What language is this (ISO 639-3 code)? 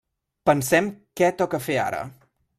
cat